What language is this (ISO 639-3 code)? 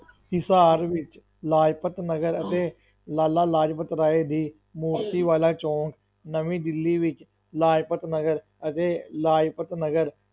pan